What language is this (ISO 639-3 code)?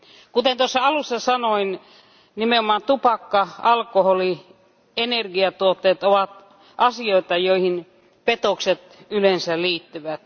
fin